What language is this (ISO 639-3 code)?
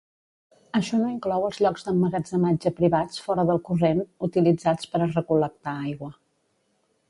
cat